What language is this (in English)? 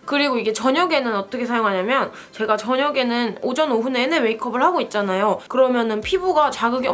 Korean